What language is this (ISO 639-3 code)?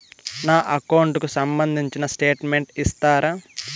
tel